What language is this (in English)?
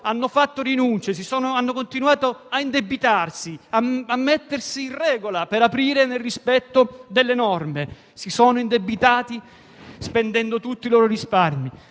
Italian